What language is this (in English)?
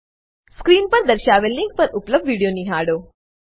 Gujarati